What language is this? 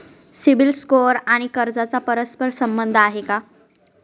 Marathi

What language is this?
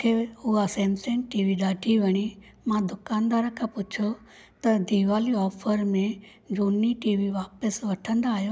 Sindhi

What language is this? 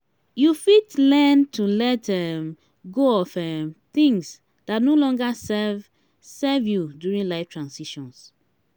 Nigerian Pidgin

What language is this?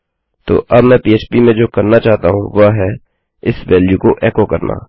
Hindi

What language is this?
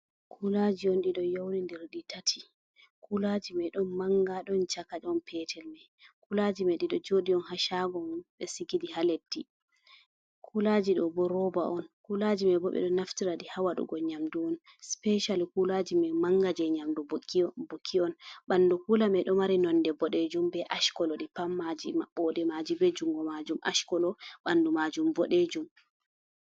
Fula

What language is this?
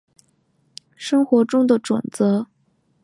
Chinese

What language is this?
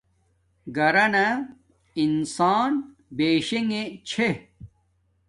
Domaaki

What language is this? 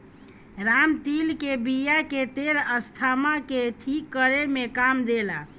Bhojpuri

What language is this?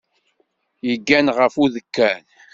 Kabyle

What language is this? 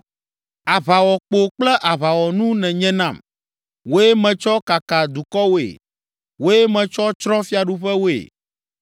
Ewe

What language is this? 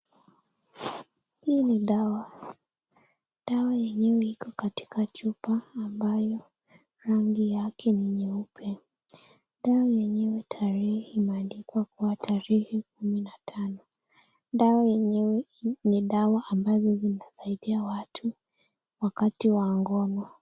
Swahili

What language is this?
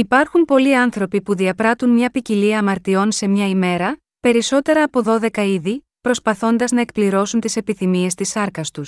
Greek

